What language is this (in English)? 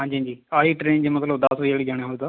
Punjabi